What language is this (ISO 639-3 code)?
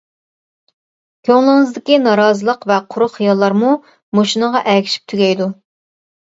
uig